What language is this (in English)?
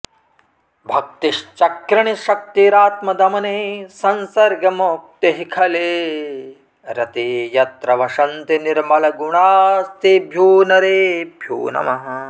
Sanskrit